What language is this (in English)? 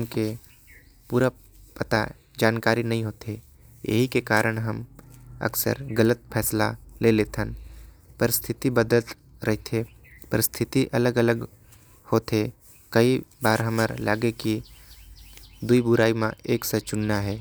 Korwa